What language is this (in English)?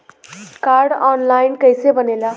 Bhojpuri